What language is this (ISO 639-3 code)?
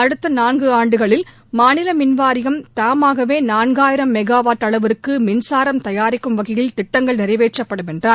tam